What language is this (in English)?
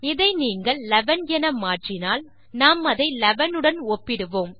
Tamil